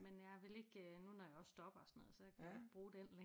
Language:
Danish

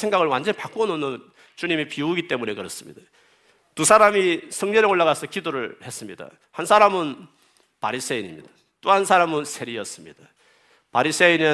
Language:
Korean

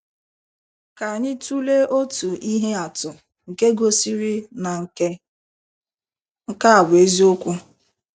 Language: Igbo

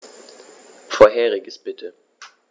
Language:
German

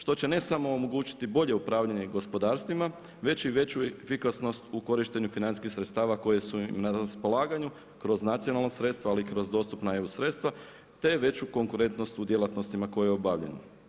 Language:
Croatian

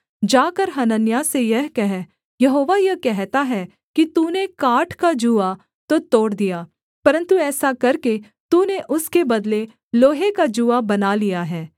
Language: Hindi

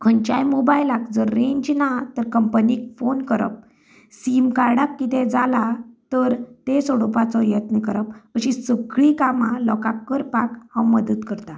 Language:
Konkani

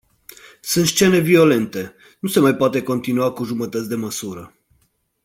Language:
Romanian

